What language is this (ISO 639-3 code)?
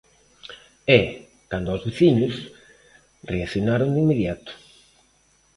glg